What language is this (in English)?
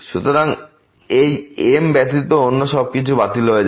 Bangla